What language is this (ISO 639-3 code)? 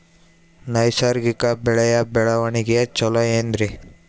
kan